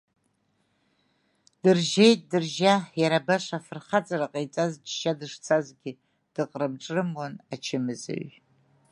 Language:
Abkhazian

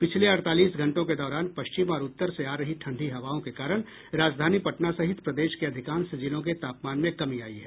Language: Hindi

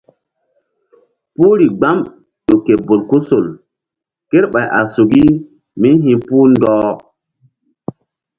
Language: Mbum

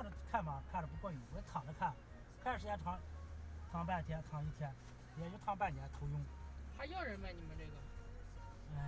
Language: Chinese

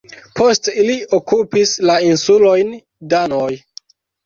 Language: Esperanto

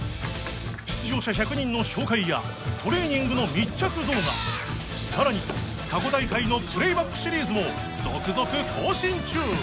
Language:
Japanese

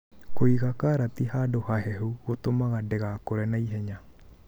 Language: Kikuyu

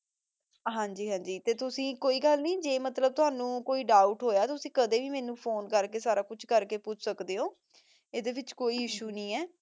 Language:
Punjabi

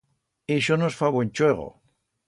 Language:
Aragonese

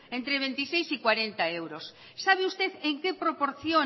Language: Spanish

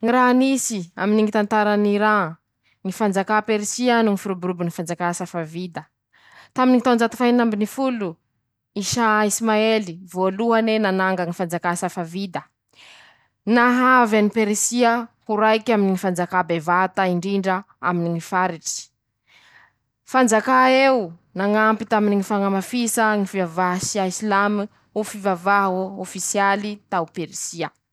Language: Masikoro Malagasy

